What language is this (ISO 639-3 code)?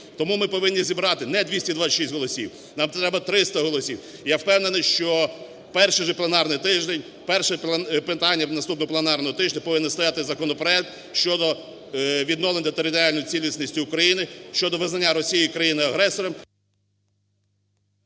ukr